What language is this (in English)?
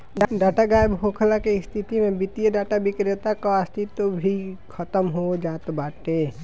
Bhojpuri